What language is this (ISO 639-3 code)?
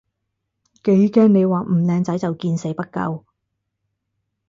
yue